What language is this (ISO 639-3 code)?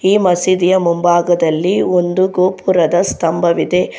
kan